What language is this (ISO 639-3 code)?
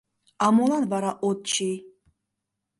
chm